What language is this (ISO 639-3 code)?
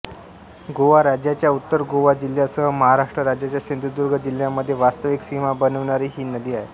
mar